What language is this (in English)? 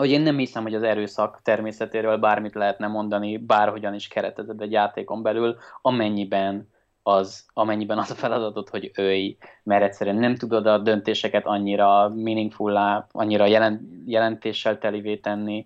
Hungarian